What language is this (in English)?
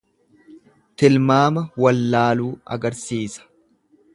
Oromo